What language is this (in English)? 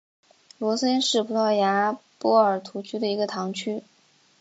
Chinese